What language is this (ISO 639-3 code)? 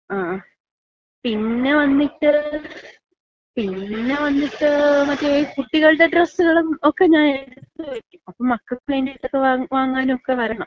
mal